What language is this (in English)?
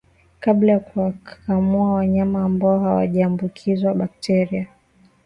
Swahili